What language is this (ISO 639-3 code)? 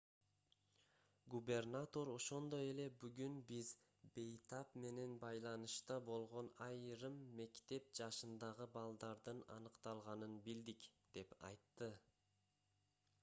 kir